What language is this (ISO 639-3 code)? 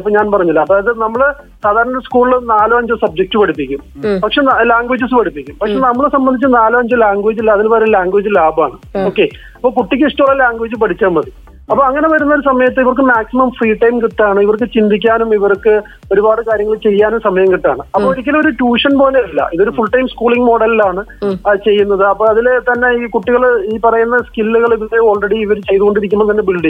mal